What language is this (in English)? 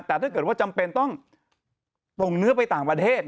Thai